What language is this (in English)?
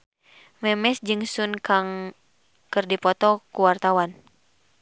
Sundanese